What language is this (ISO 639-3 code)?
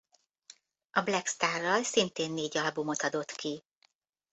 hun